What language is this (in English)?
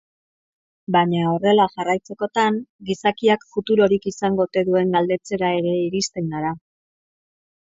Basque